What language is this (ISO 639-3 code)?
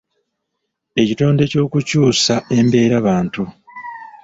lug